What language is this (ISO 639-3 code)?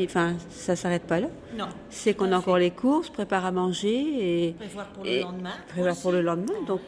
fra